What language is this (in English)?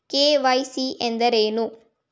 Kannada